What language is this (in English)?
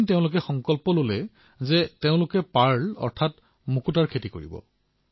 Assamese